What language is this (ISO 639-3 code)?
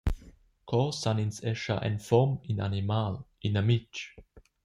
roh